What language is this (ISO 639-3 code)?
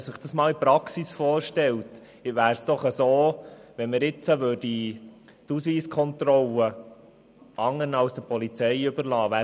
gsw